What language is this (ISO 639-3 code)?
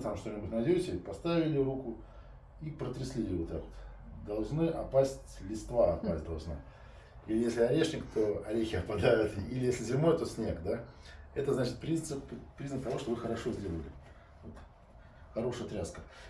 rus